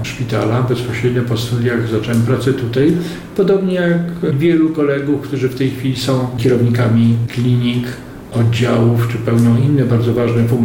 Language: Polish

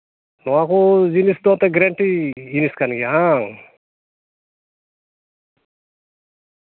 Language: Santali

